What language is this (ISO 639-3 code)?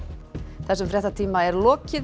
isl